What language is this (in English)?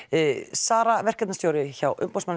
Icelandic